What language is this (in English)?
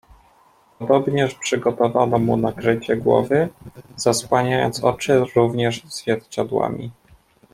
Polish